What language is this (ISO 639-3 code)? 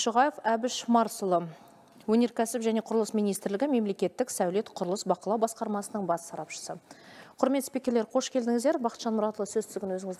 rus